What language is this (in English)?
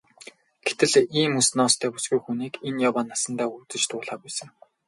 Mongolian